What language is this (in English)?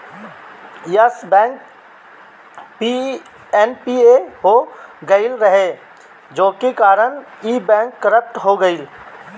Bhojpuri